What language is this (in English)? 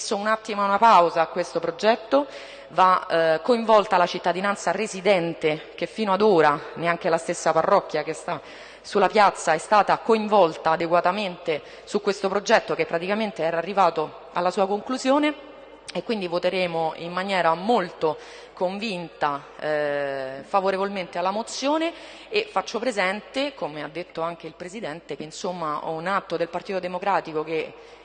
Italian